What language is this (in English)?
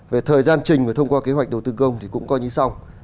Vietnamese